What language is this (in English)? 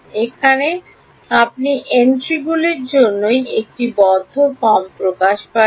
Bangla